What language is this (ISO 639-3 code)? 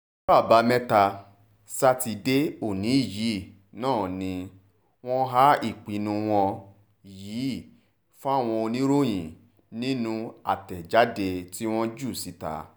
yor